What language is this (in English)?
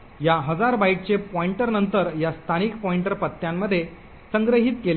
Marathi